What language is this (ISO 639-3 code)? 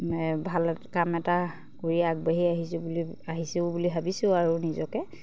asm